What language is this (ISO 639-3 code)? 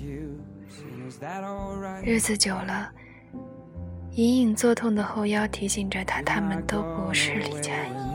zho